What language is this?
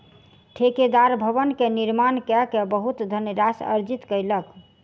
Maithili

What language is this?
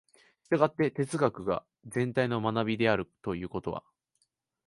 Japanese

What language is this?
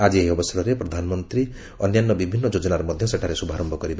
Odia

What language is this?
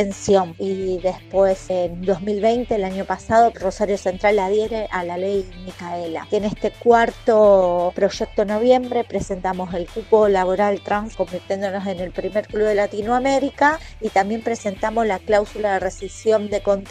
Spanish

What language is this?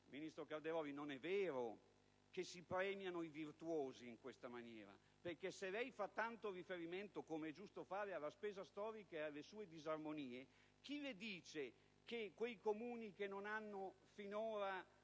Italian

